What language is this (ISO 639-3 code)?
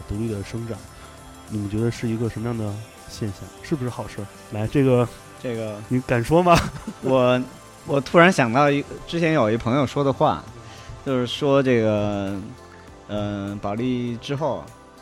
zho